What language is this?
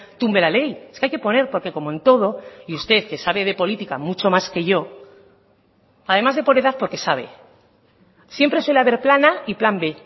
Spanish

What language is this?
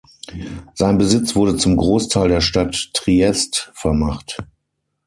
German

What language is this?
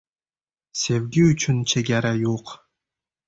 Uzbek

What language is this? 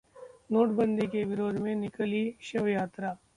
Hindi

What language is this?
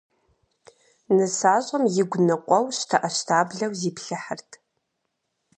Kabardian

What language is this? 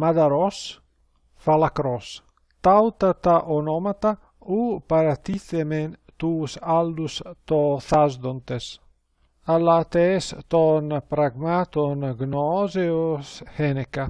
Greek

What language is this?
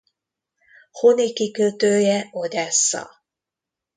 Hungarian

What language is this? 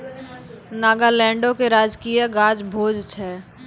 Maithili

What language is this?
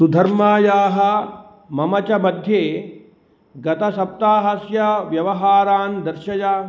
Sanskrit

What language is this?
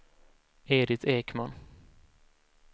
Swedish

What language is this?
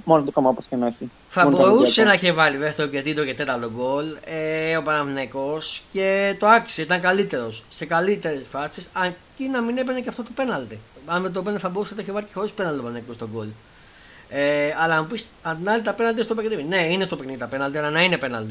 Greek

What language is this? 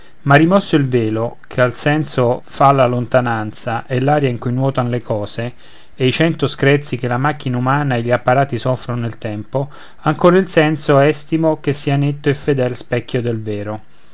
Italian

